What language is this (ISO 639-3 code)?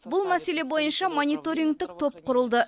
kaz